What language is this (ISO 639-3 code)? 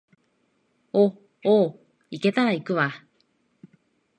jpn